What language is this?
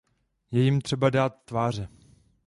Czech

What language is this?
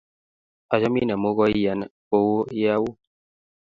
Kalenjin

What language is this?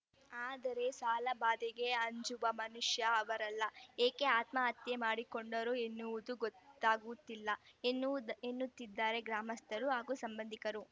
Kannada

